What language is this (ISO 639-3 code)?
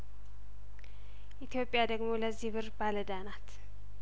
amh